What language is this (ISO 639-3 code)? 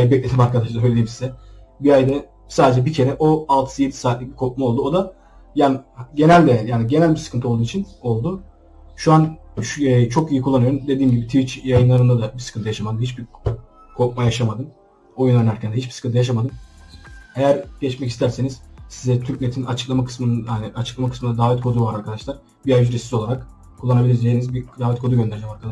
tur